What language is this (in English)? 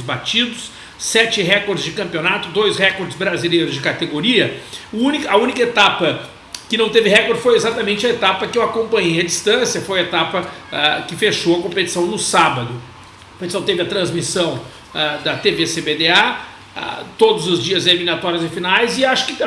Portuguese